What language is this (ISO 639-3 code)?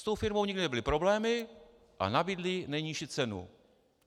ces